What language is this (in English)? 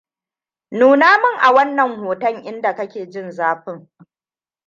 Hausa